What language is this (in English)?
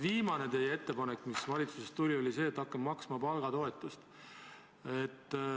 Estonian